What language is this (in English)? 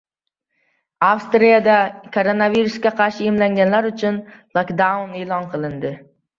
Uzbek